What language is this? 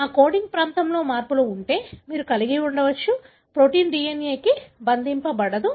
Telugu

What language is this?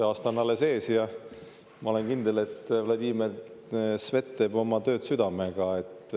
Estonian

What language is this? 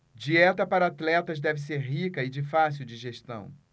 Portuguese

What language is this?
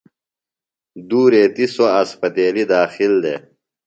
Phalura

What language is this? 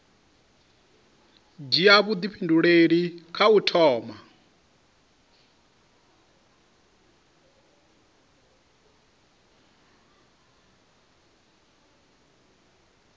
Venda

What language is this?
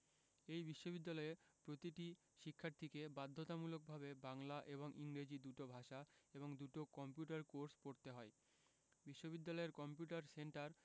Bangla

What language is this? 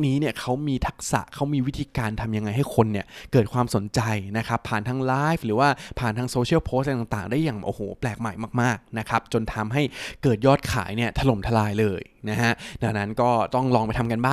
Thai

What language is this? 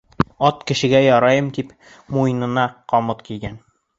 Bashkir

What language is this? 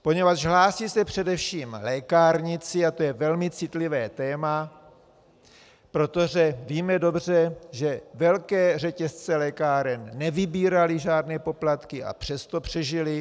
Czech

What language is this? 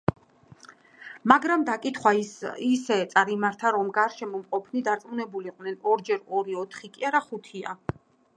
Georgian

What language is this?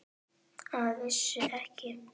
Icelandic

